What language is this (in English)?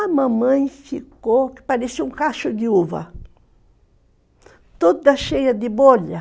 Portuguese